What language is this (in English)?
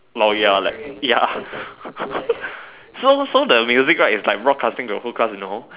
English